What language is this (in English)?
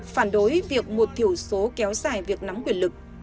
Vietnamese